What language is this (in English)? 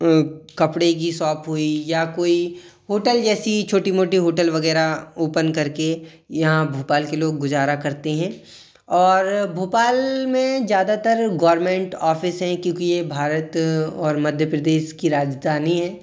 Hindi